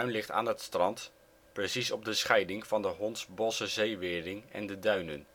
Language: Dutch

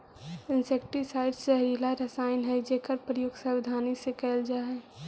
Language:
Magahi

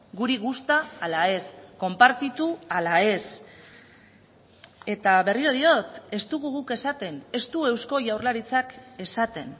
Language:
Basque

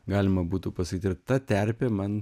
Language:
Lithuanian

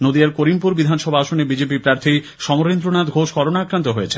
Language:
Bangla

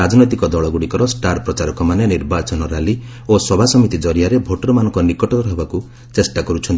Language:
Odia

